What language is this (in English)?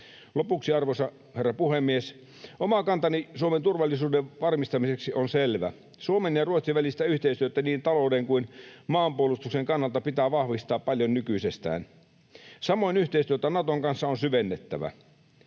Finnish